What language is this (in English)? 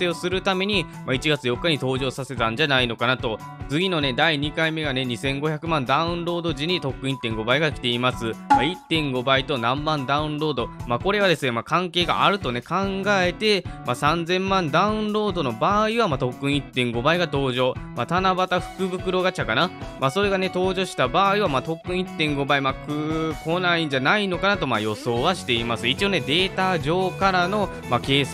Japanese